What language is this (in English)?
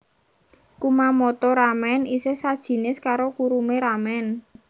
Javanese